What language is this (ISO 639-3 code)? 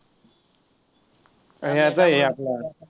mar